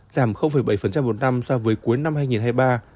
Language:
Vietnamese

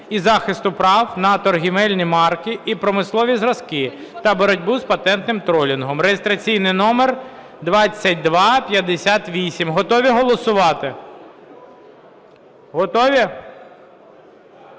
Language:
Ukrainian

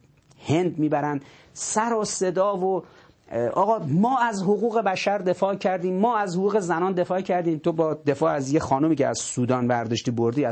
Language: Persian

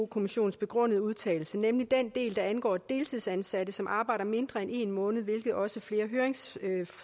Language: Danish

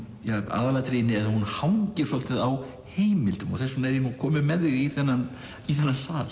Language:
Icelandic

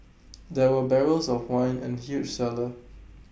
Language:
English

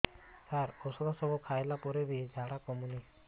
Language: Odia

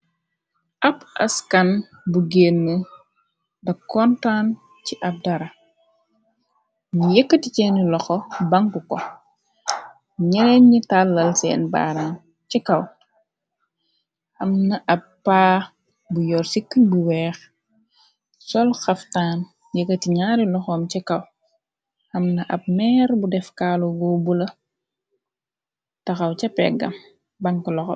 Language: Wolof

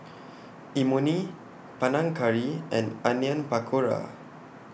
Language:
English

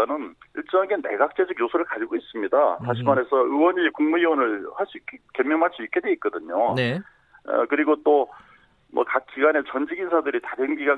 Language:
Korean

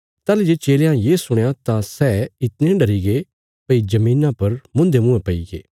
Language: Bilaspuri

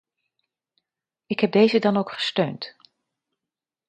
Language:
Dutch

